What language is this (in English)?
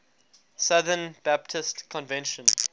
English